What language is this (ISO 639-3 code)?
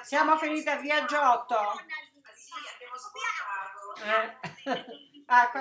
ita